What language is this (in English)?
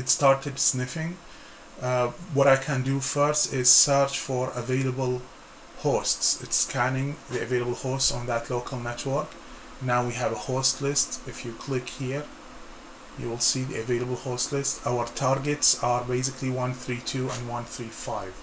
English